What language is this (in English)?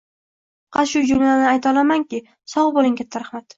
Uzbek